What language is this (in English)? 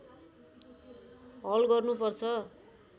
Nepali